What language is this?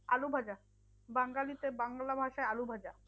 Bangla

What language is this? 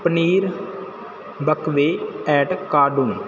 Punjabi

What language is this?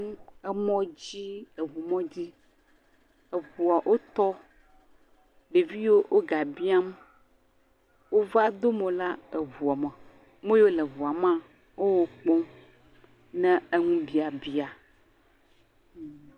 Ewe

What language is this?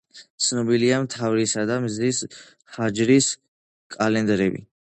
Georgian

